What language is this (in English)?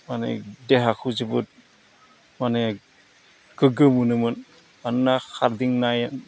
Bodo